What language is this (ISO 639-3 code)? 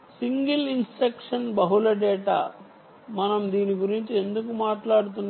tel